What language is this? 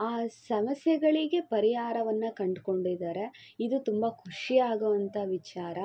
Kannada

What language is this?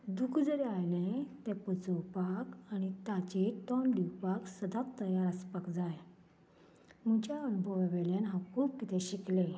Konkani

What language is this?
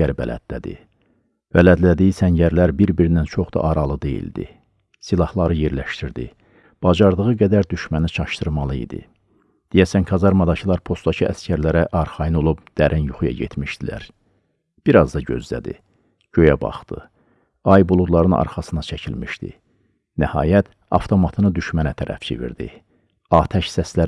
Turkish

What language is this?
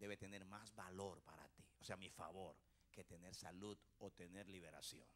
Spanish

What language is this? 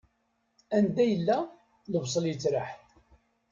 Kabyle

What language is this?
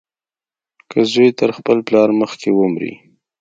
Pashto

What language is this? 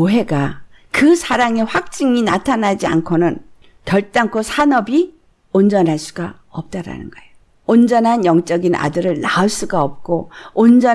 Korean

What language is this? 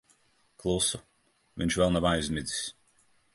Latvian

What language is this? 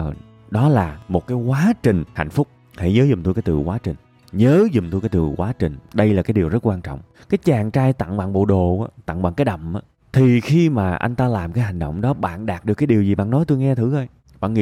Vietnamese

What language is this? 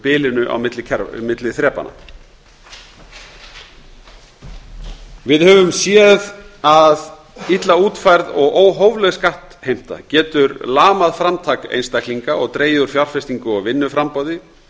Icelandic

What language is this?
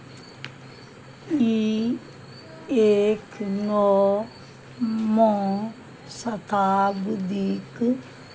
Maithili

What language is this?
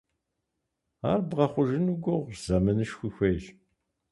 Kabardian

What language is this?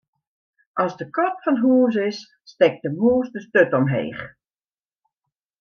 Western Frisian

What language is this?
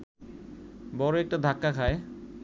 Bangla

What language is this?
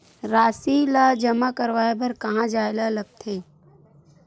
Chhattisgarhi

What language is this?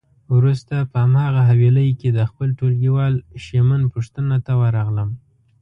Pashto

